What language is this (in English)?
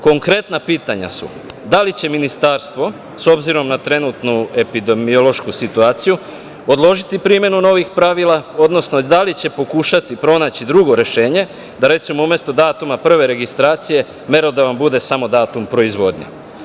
Serbian